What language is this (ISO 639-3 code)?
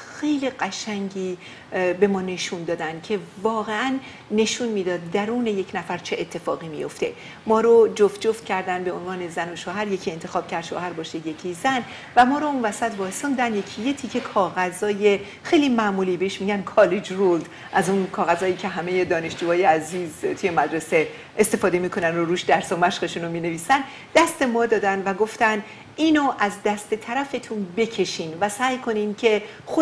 fas